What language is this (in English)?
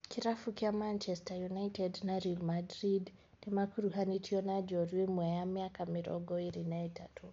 Kikuyu